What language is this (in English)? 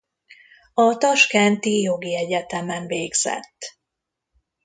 Hungarian